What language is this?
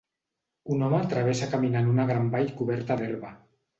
Catalan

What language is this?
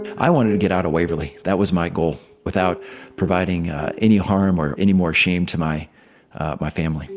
English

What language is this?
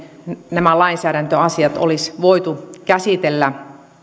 Finnish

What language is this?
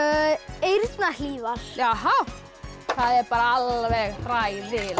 Icelandic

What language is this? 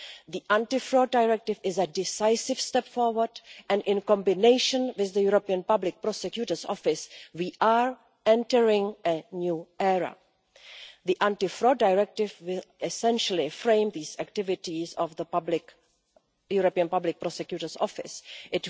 English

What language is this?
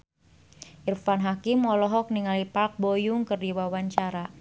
Sundanese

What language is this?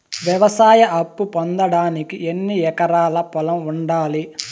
Telugu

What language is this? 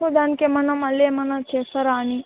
Telugu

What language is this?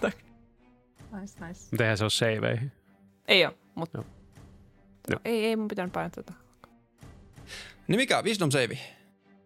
Finnish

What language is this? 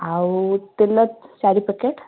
Odia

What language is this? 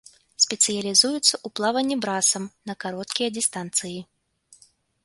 Belarusian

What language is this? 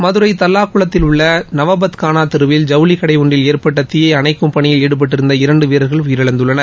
Tamil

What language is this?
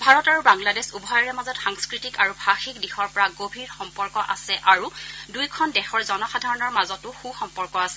Assamese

